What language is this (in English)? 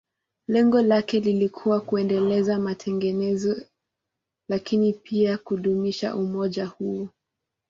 Swahili